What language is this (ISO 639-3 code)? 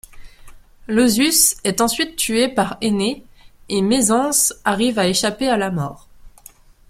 fra